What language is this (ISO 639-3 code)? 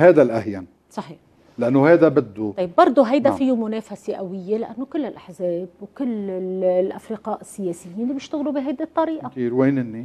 ara